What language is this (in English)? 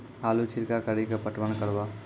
Maithili